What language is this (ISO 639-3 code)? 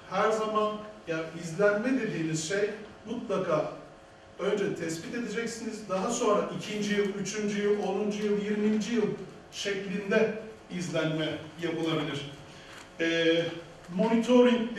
tur